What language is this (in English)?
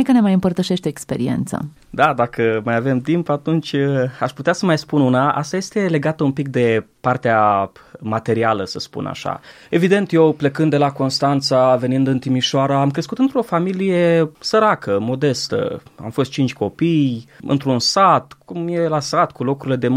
Romanian